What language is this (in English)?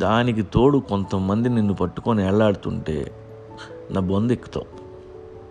Telugu